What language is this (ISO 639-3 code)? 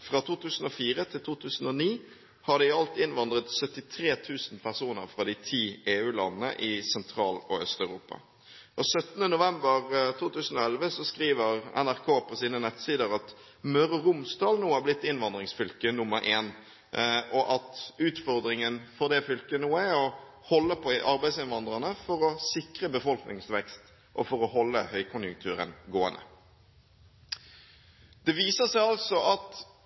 nob